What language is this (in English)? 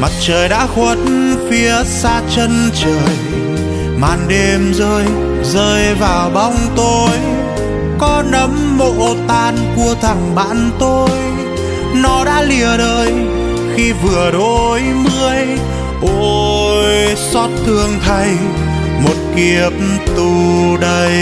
Vietnamese